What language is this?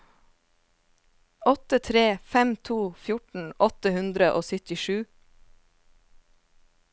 Norwegian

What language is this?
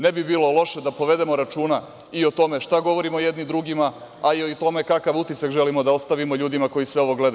Serbian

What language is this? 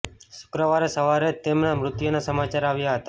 Gujarati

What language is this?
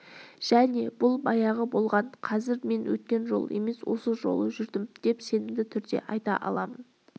Kazakh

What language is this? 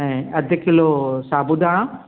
Sindhi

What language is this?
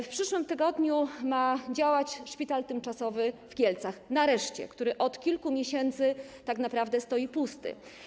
Polish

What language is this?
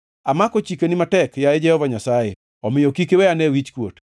Luo (Kenya and Tanzania)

